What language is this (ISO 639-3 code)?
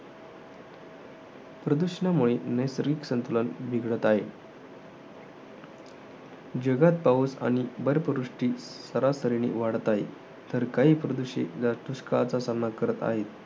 mar